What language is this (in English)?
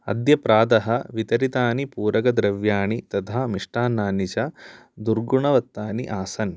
Sanskrit